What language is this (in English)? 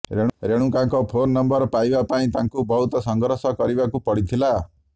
Odia